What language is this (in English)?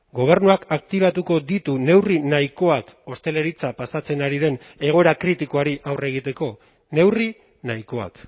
Basque